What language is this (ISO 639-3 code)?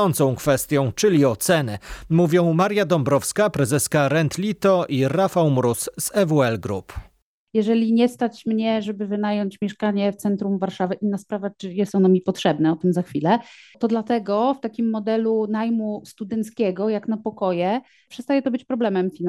pol